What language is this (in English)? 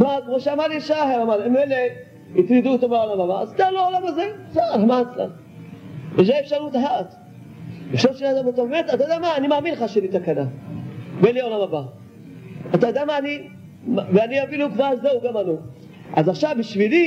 Hebrew